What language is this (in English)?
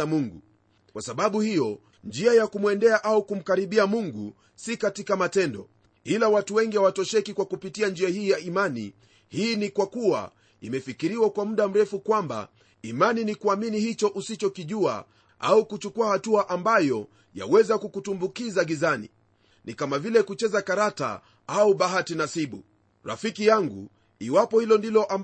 Swahili